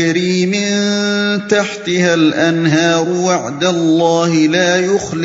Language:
Urdu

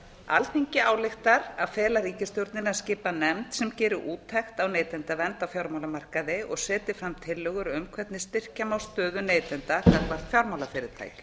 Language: Icelandic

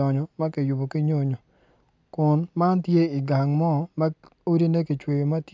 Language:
Acoli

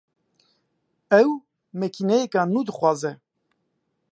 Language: Kurdish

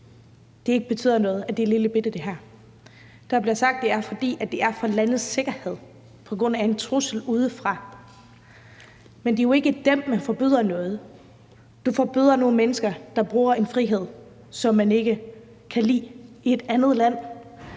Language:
Danish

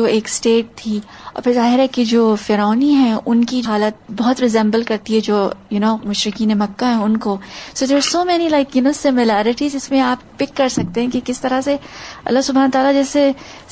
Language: Urdu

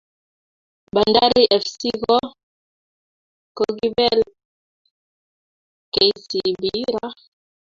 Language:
Kalenjin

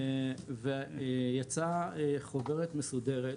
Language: Hebrew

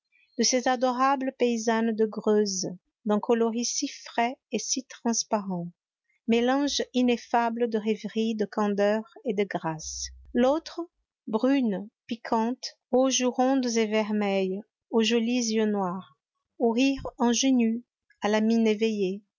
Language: French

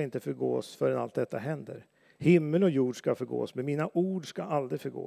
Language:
Swedish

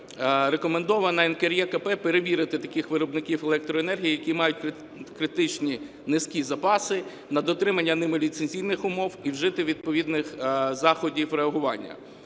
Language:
Ukrainian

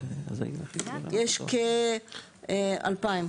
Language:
Hebrew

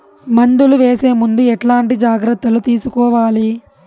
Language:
Telugu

